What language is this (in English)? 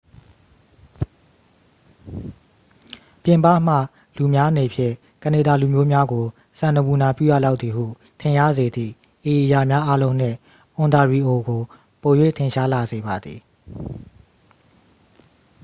Burmese